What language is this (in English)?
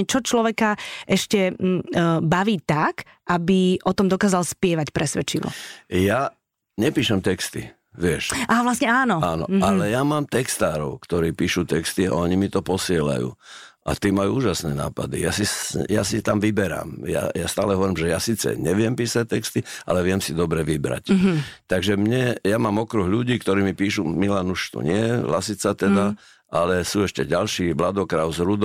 Slovak